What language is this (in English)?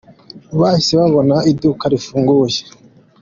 Kinyarwanda